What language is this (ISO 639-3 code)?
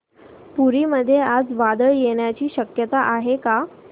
mar